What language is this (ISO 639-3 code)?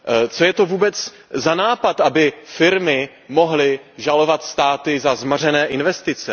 ces